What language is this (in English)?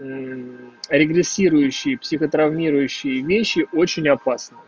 Russian